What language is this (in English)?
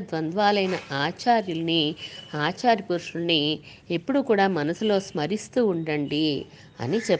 Telugu